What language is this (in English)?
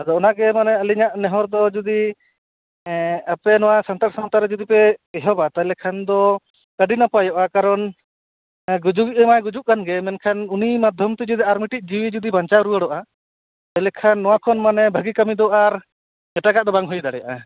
Santali